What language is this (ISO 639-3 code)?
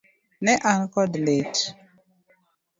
luo